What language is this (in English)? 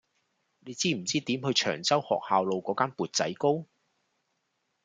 Cantonese